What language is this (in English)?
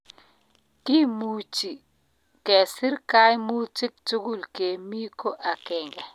Kalenjin